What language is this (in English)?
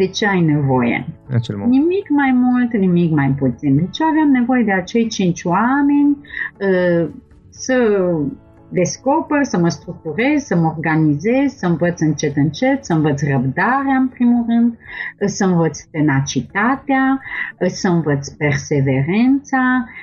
Romanian